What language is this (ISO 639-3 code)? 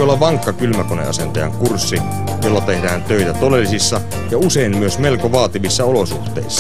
fin